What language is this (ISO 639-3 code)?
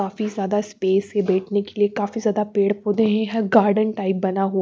hin